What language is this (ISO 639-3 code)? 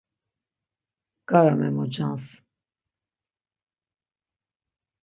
lzz